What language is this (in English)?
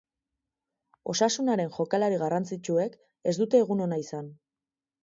Basque